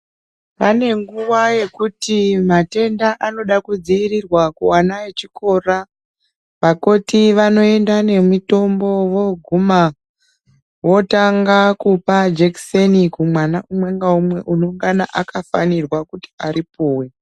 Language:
Ndau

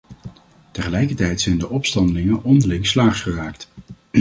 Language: Dutch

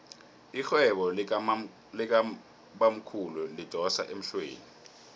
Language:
South Ndebele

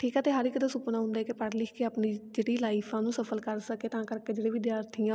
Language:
Punjabi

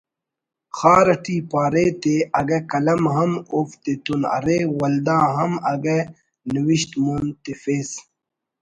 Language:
Brahui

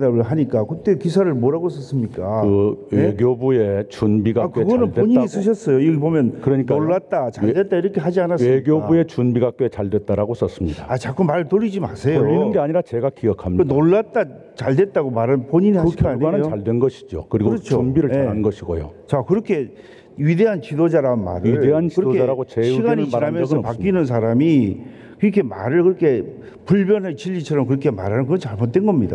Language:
Korean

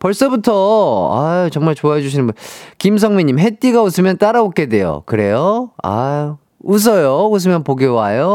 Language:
Korean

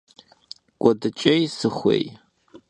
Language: Kabardian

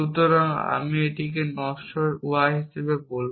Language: Bangla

